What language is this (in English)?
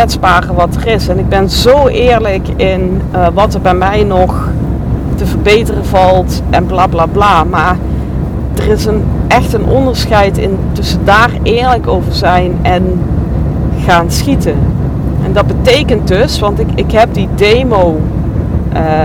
Dutch